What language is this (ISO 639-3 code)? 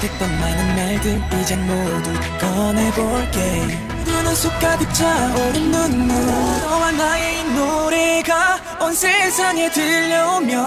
tha